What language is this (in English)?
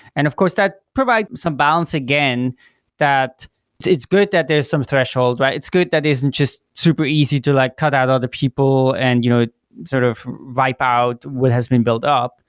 English